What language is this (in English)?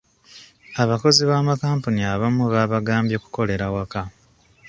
Ganda